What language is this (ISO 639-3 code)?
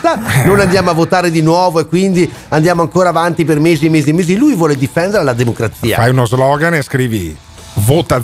ita